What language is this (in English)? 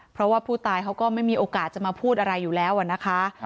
Thai